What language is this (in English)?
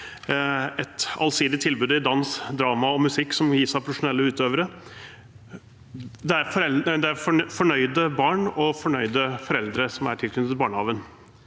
Norwegian